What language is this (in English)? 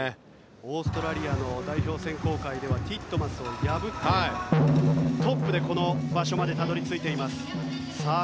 Japanese